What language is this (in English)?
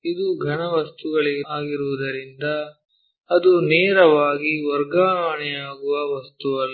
Kannada